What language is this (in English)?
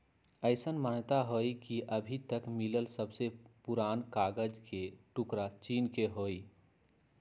Magahi